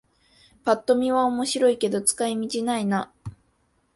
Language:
Japanese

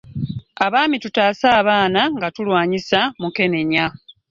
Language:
Ganda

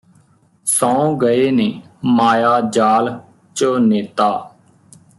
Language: Punjabi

